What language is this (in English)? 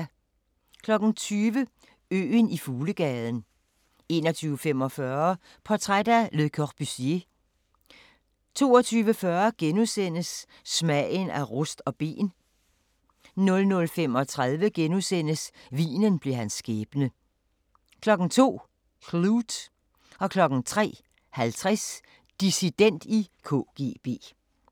Danish